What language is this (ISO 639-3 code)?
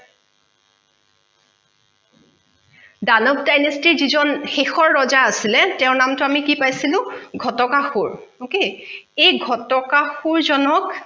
asm